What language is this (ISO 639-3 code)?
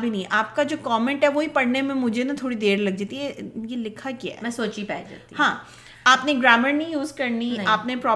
urd